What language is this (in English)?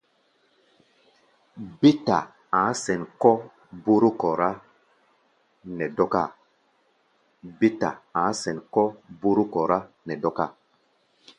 Gbaya